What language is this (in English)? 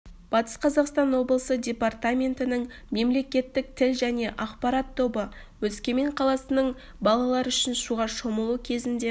Kazakh